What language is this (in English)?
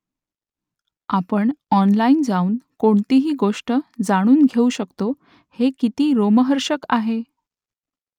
Marathi